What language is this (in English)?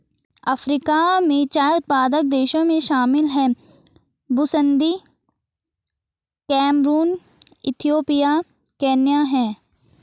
Hindi